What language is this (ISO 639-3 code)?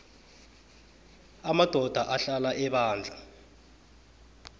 nbl